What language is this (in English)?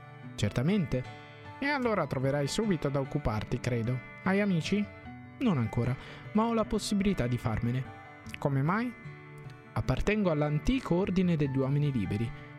Italian